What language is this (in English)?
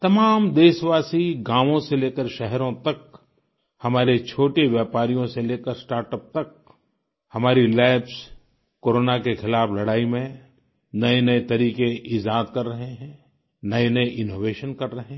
Hindi